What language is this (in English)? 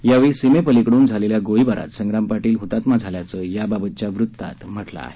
Marathi